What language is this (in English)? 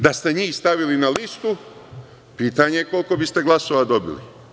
Serbian